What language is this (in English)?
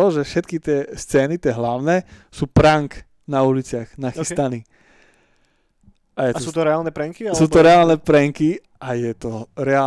Slovak